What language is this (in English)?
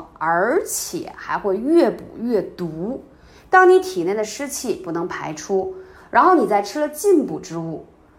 Chinese